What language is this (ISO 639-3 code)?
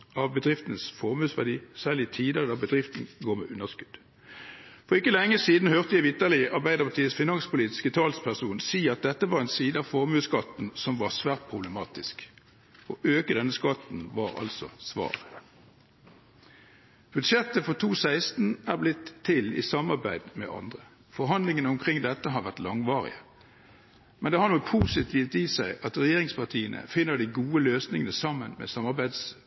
nob